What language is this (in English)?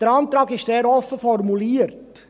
Swiss German